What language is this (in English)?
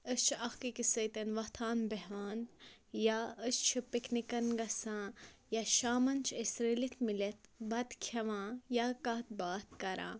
Kashmiri